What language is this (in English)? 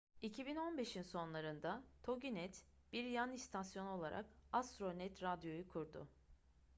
Turkish